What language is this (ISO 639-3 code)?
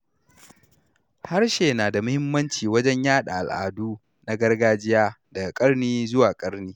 hau